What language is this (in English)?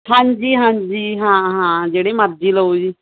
Punjabi